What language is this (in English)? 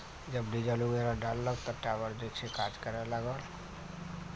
Maithili